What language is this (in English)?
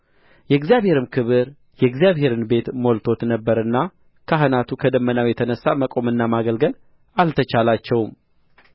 Amharic